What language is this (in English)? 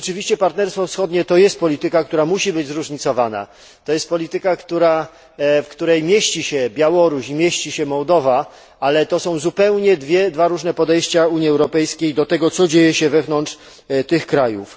Polish